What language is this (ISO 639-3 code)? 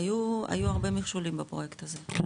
heb